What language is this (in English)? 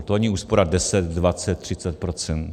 Czech